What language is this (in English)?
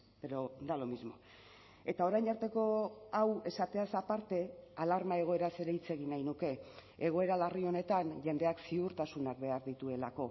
Basque